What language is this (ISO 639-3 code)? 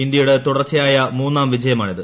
mal